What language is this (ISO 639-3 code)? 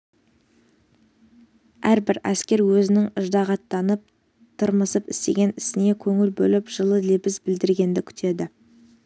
kaz